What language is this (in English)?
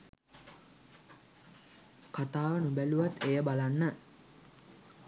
Sinhala